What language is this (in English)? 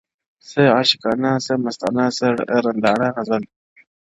Pashto